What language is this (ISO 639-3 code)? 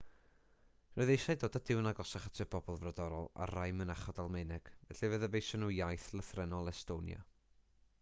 cym